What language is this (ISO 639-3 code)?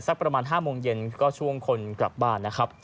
tha